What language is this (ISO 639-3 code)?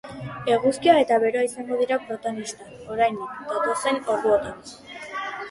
eus